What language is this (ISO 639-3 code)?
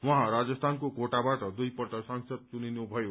nep